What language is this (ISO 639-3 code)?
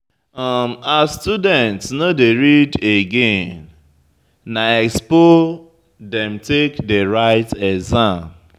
pcm